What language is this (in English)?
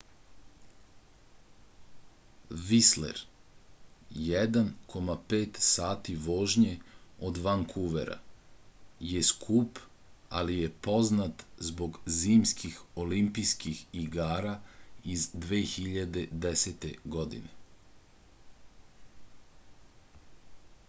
Serbian